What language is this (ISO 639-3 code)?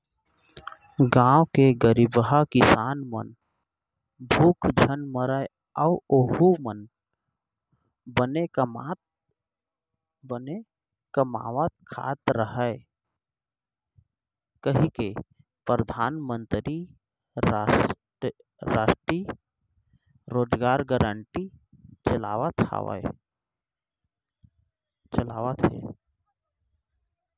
hne